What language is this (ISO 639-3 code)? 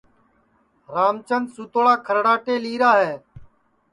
ssi